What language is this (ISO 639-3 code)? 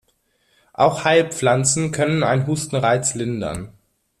deu